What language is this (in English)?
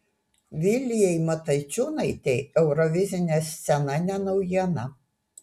Lithuanian